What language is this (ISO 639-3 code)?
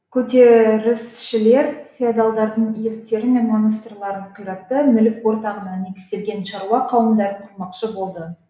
kaz